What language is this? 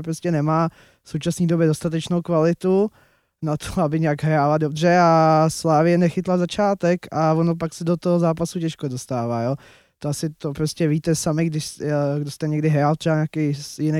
Czech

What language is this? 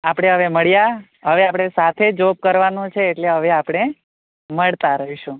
Gujarati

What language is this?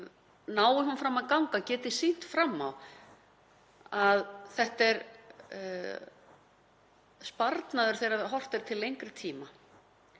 Icelandic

